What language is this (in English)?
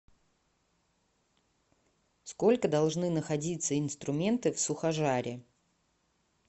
Russian